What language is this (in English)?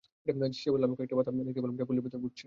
Bangla